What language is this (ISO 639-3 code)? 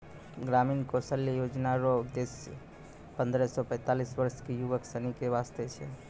mai